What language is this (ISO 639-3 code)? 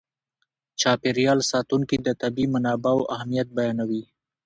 pus